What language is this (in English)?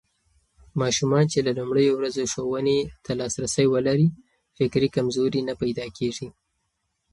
Pashto